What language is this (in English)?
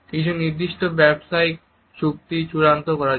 Bangla